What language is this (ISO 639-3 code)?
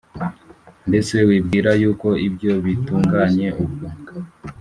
kin